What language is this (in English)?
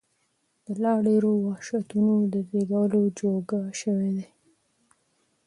Pashto